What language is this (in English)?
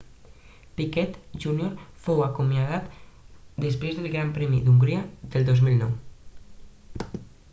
Catalan